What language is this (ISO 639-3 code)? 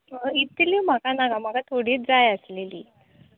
kok